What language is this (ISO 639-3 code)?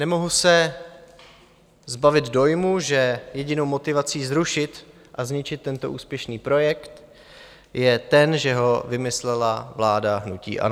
ces